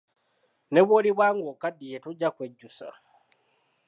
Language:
Ganda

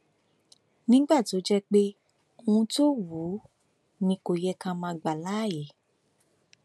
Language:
Yoruba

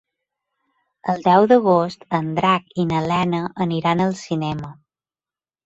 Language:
Catalan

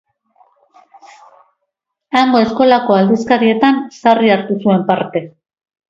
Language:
Basque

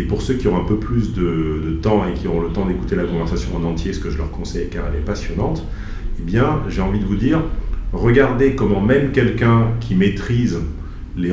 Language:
French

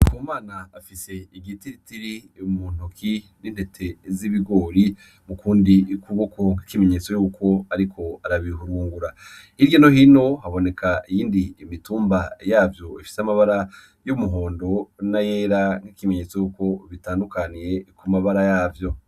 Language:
Rundi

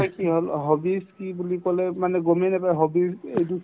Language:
Assamese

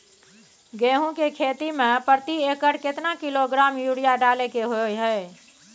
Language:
Maithili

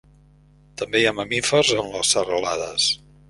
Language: Catalan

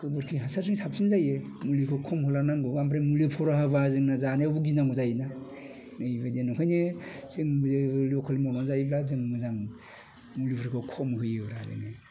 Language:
Bodo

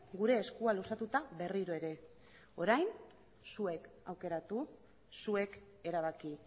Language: Basque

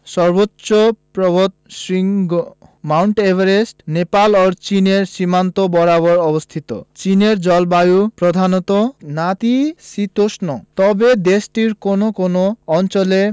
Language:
Bangla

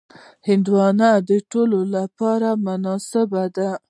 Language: Pashto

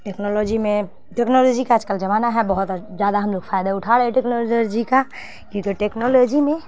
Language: Urdu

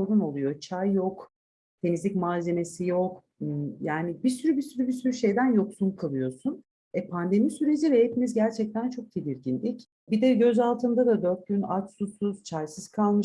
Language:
Turkish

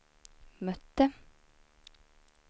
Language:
Swedish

